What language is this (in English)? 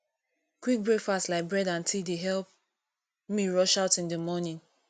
Nigerian Pidgin